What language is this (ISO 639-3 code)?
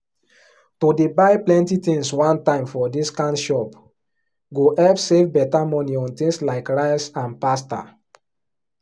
pcm